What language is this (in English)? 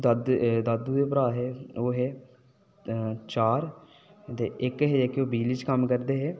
Dogri